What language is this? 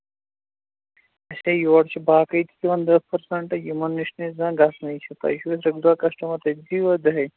Kashmiri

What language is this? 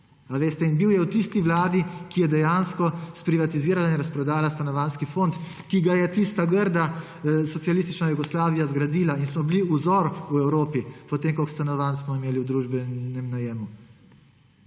Slovenian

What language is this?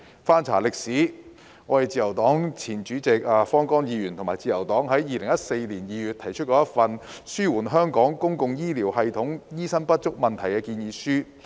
Cantonese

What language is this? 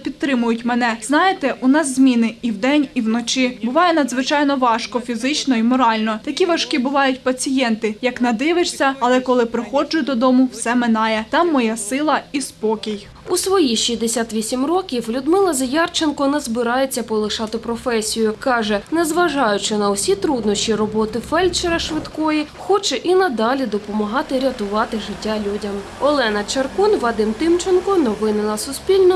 Ukrainian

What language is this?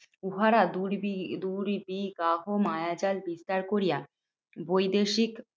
Bangla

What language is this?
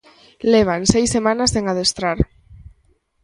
Galician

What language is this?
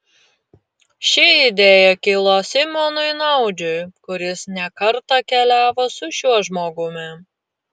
Lithuanian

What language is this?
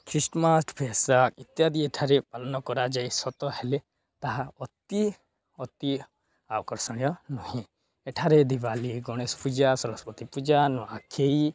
Odia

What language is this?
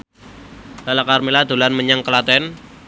Javanese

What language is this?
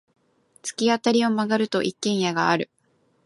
Japanese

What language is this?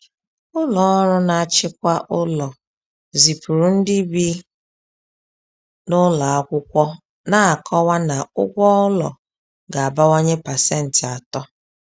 Igbo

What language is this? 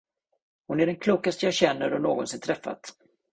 Swedish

